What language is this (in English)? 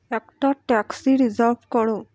Bangla